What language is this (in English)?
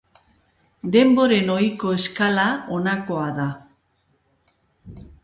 Basque